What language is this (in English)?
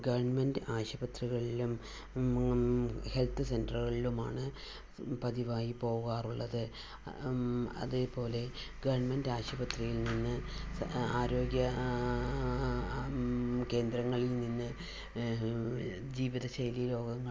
Malayalam